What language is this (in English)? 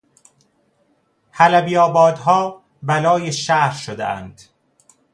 Persian